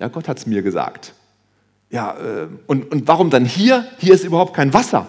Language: German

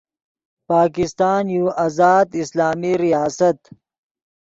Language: Yidgha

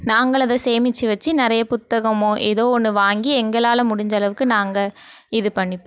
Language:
Tamil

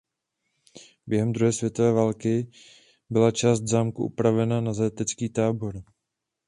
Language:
Czech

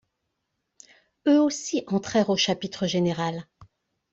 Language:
French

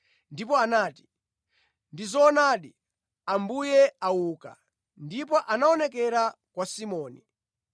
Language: Nyanja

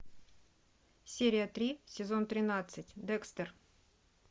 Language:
Russian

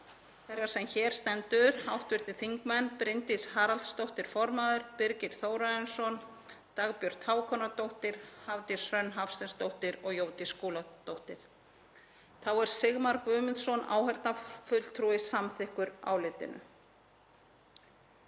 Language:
Icelandic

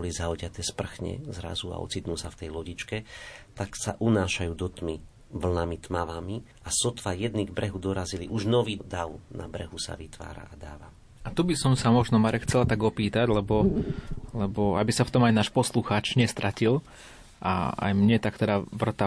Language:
Slovak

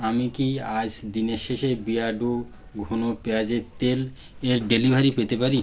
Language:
Bangla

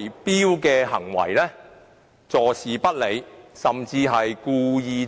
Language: Cantonese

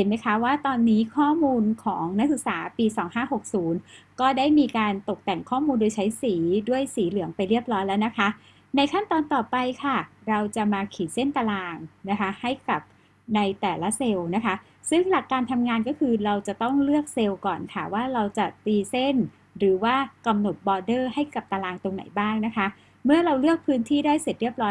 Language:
Thai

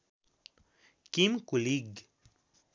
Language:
Nepali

